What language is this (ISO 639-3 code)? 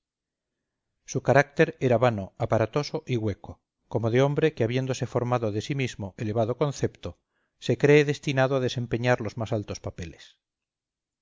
spa